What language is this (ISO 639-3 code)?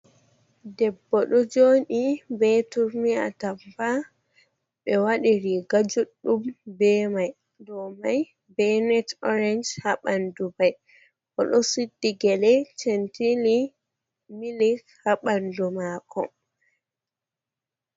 ful